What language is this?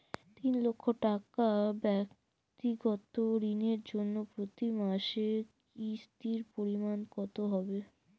Bangla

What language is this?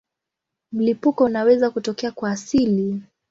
Swahili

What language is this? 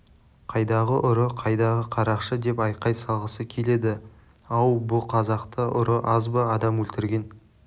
Kazakh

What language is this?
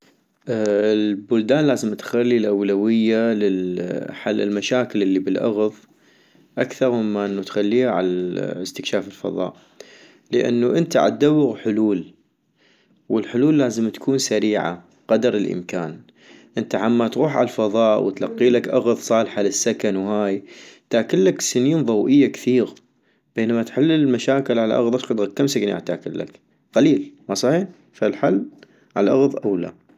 North Mesopotamian Arabic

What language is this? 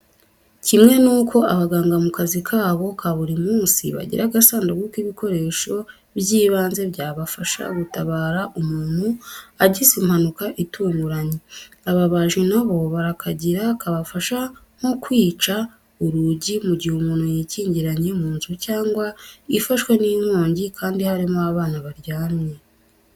Kinyarwanda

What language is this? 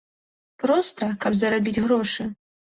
Belarusian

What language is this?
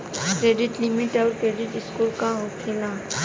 Bhojpuri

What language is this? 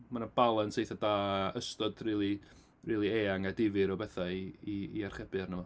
Welsh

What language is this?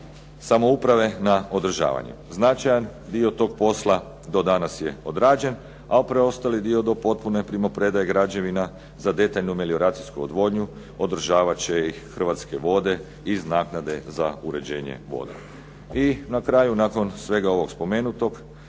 Croatian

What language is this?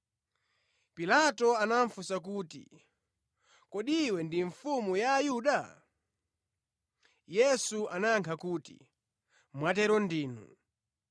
Nyanja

